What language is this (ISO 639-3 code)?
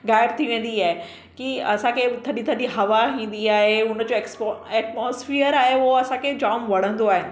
snd